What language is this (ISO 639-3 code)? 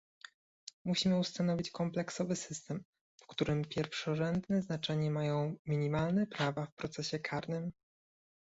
pol